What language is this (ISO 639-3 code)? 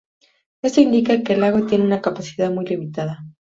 spa